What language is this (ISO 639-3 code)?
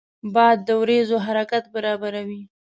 pus